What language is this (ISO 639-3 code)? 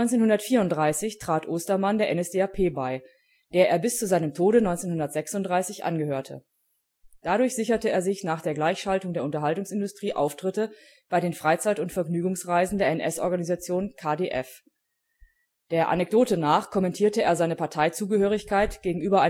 deu